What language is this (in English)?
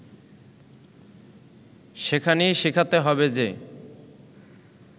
Bangla